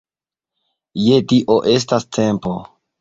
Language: Esperanto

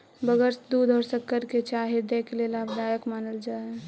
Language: Magahi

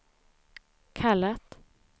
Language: Swedish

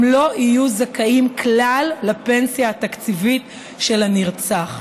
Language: Hebrew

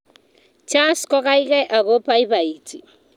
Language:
Kalenjin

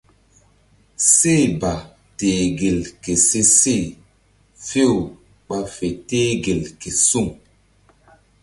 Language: Mbum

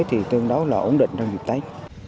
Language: Vietnamese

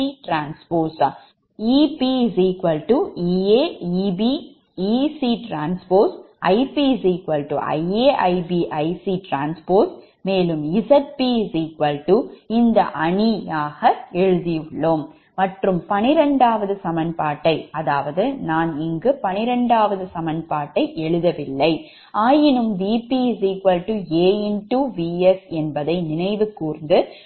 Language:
Tamil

